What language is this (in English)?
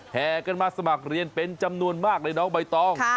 Thai